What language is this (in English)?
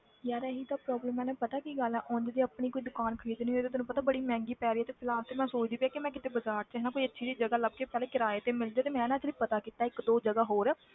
Punjabi